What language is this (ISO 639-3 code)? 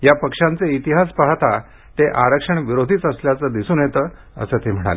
mar